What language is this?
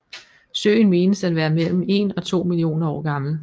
Danish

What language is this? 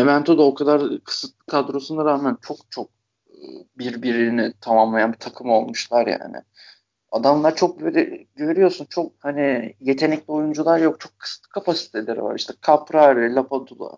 Turkish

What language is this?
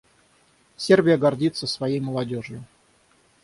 Russian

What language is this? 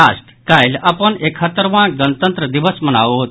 Maithili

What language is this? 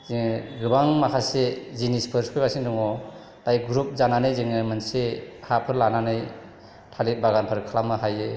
Bodo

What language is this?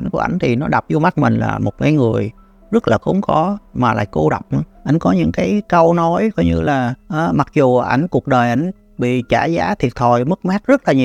Vietnamese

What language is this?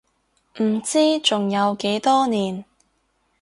Cantonese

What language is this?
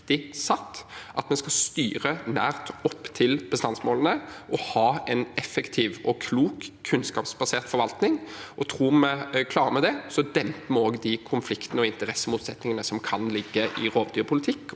Norwegian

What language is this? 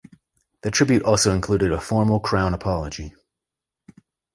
English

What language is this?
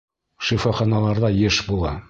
Bashkir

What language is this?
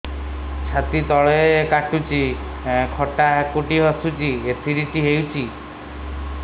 Odia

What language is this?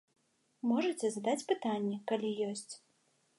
Belarusian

